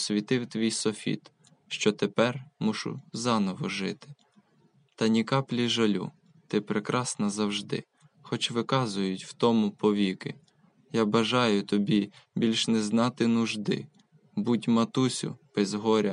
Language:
Ukrainian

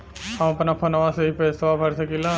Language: Bhojpuri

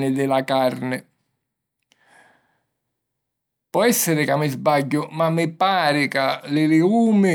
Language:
Sicilian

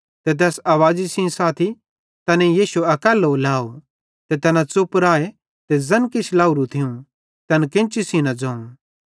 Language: Bhadrawahi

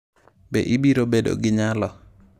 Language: Luo (Kenya and Tanzania)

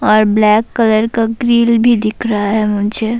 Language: Urdu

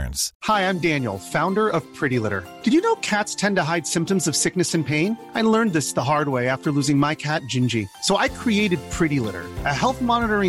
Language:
Swedish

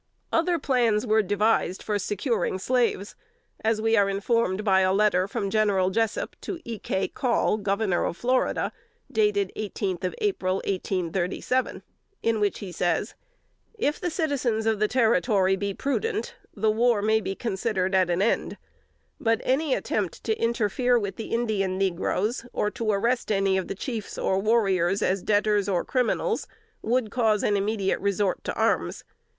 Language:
English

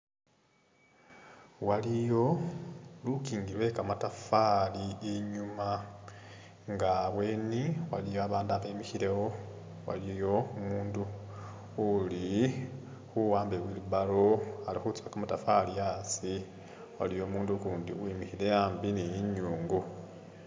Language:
Masaaba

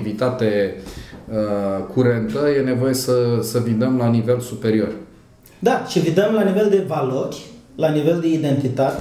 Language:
Romanian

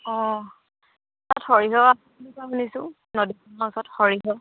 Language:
Assamese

